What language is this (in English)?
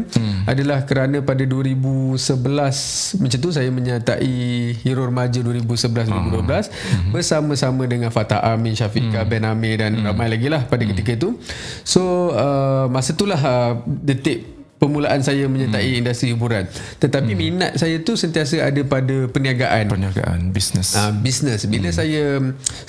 Malay